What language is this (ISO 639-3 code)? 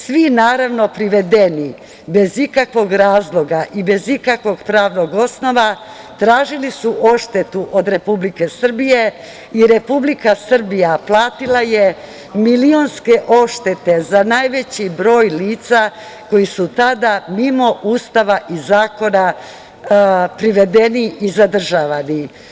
srp